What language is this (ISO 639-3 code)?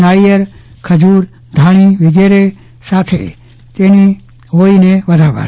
guj